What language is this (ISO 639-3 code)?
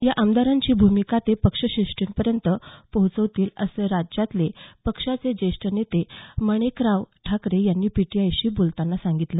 mar